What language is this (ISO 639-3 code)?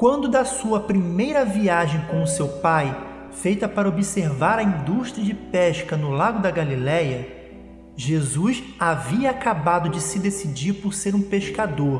por